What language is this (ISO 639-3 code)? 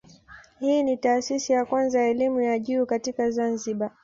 swa